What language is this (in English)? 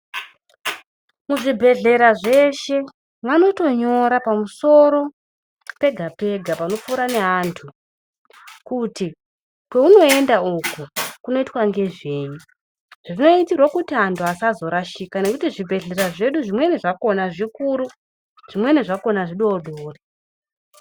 Ndau